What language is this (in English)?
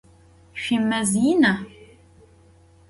Adyghe